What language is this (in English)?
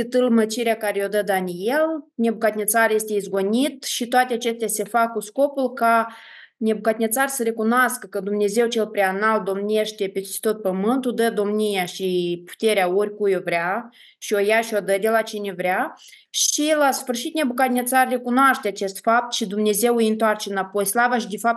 Romanian